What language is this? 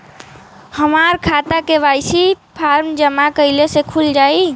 Bhojpuri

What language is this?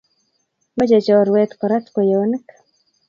Kalenjin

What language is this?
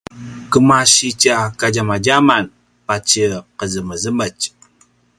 Paiwan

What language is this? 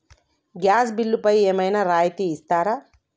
Telugu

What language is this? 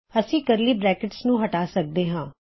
Punjabi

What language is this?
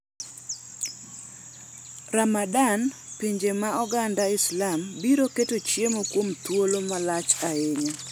Luo (Kenya and Tanzania)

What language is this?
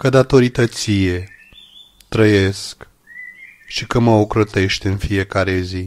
Romanian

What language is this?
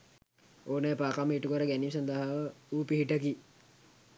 Sinhala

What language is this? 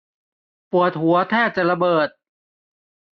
Thai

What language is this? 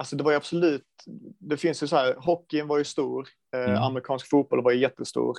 Swedish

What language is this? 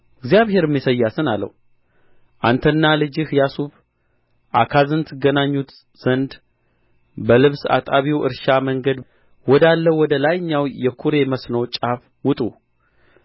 Amharic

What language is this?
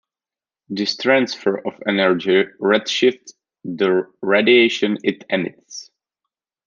English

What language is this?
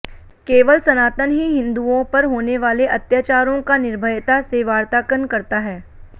Hindi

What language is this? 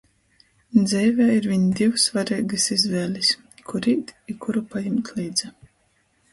Latgalian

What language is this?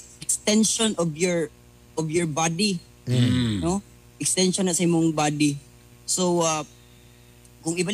Filipino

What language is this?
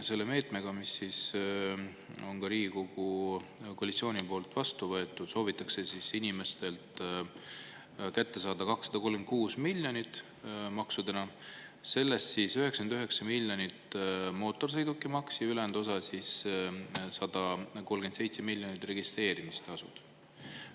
Estonian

